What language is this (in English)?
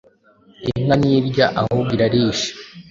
Kinyarwanda